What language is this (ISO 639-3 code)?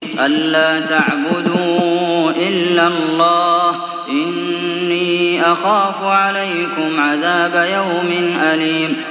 ara